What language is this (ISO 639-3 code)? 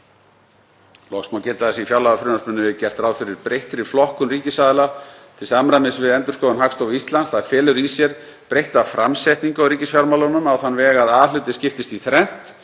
isl